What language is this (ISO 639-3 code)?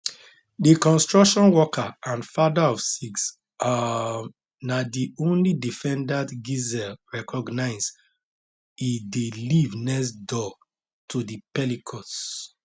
pcm